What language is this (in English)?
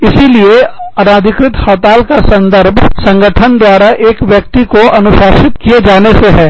Hindi